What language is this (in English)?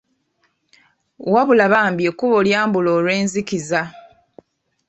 Ganda